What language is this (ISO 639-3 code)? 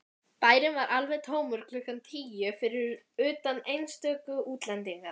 isl